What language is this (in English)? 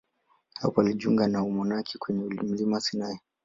Swahili